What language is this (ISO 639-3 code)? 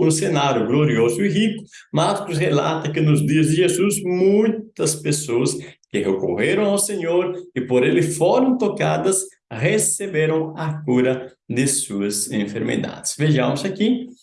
por